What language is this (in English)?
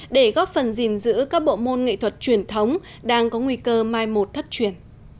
Vietnamese